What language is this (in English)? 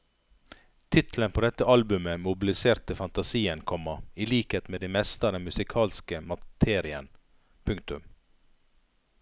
Norwegian